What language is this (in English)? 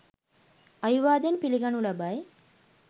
Sinhala